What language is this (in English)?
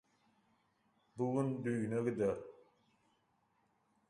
Turkmen